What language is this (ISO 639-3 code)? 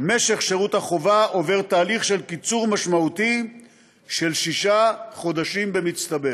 heb